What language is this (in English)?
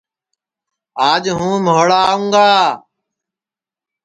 Sansi